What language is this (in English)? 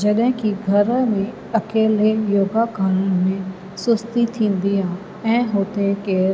Sindhi